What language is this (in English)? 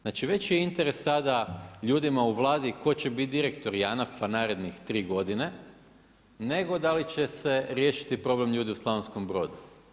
Croatian